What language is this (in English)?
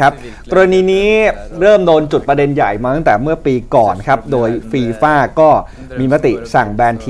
Thai